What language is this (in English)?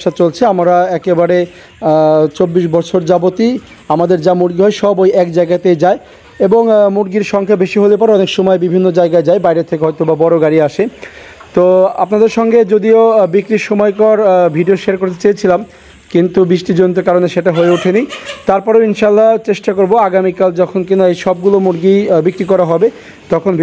Romanian